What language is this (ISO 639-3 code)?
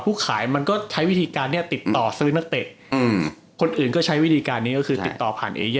tha